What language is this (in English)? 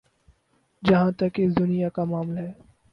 Urdu